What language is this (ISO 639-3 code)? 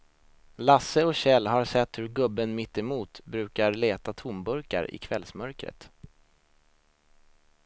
swe